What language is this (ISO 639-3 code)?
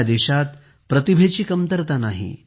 mar